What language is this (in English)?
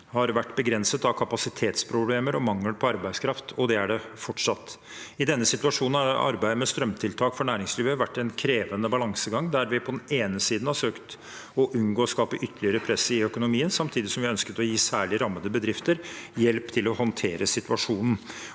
Norwegian